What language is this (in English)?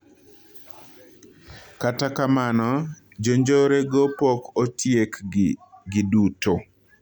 Luo (Kenya and Tanzania)